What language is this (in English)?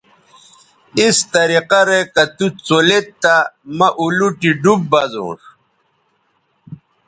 Bateri